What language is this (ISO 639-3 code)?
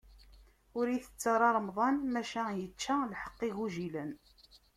kab